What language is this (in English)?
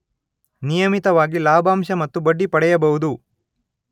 Kannada